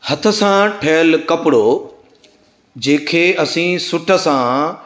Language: Sindhi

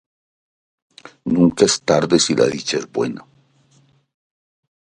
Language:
Spanish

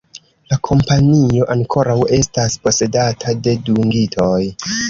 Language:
Esperanto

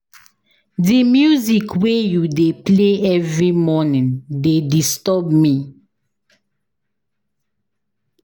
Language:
Nigerian Pidgin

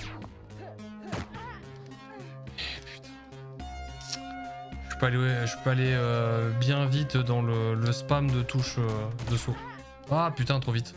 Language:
French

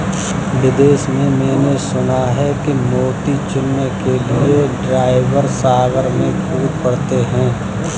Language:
Hindi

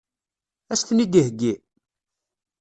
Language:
Kabyle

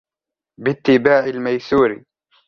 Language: Arabic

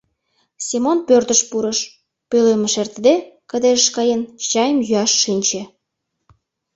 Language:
Mari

